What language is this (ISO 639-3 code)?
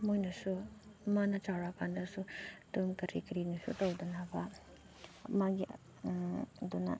mni